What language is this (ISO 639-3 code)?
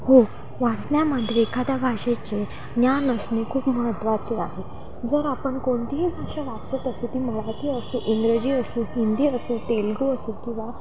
mar